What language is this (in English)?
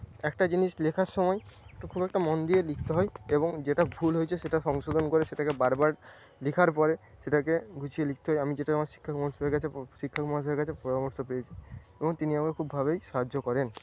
Bangla